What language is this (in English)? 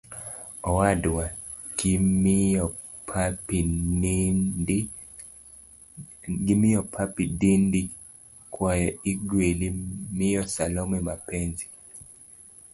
Luo (Kenya and Tanzania)